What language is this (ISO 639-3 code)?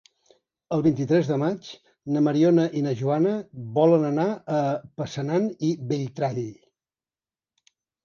cat